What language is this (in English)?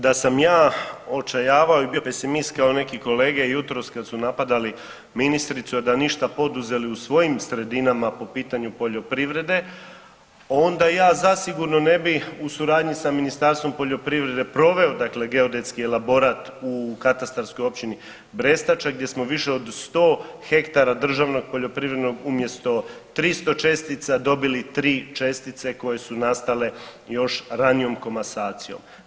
Croatian